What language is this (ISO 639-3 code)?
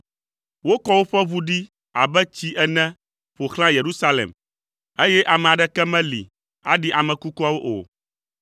ewe